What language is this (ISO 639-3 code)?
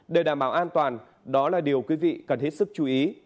vie